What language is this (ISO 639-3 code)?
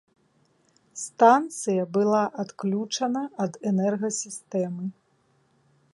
bel